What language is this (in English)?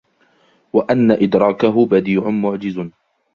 Arabic